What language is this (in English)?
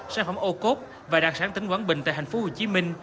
Vietnamese